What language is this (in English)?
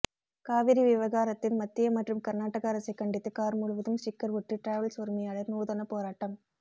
Tamil